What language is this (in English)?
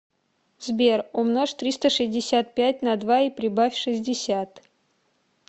Russian